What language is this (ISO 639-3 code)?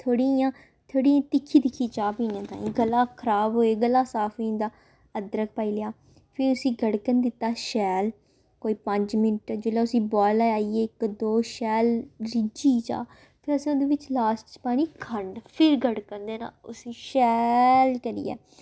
doi